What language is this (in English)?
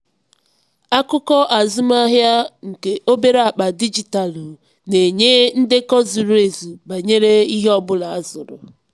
Igbo